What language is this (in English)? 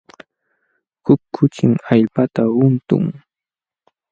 Jauja Wanca Quechua